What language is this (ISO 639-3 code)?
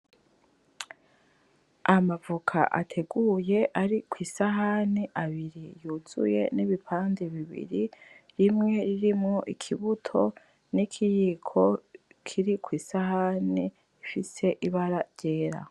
run